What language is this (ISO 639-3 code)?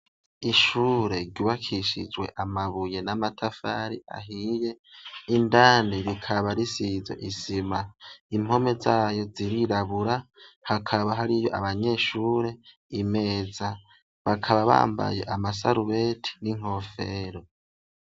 run